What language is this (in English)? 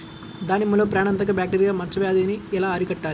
Telugu